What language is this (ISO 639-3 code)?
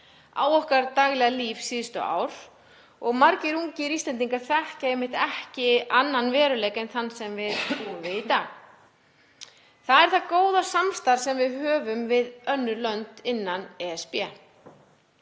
isl